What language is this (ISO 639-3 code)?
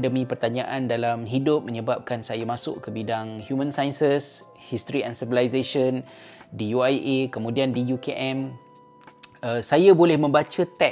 msa